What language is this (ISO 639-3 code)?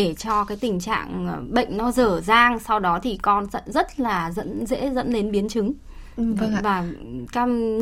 vie